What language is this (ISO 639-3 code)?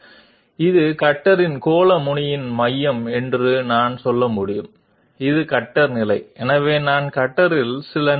tel